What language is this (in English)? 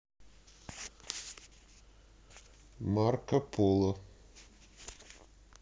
Russian